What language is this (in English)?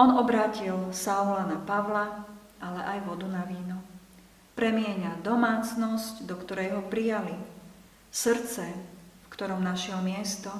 Slovak